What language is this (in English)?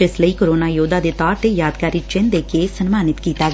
Punjabi